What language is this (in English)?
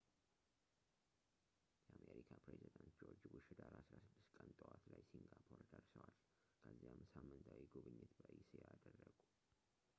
Amharic